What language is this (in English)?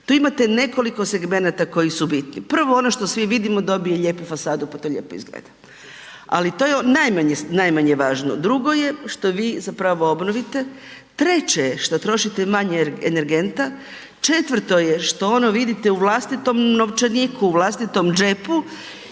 Croatian